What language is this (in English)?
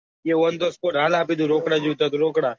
Gujarati